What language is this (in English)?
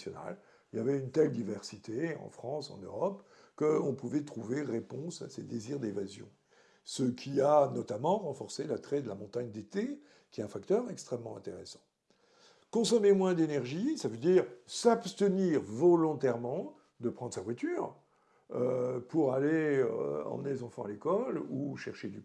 French